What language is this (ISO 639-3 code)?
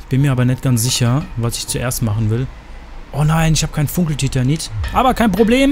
deu